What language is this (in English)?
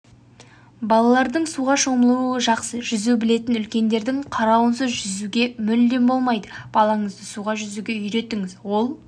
Kazakh